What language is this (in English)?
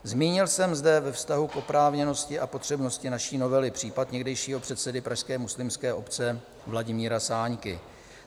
Czech